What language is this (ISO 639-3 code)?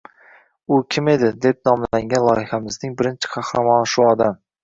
uzb